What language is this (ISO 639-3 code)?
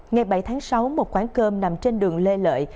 vie